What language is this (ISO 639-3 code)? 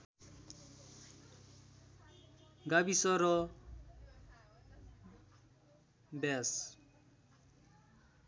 nep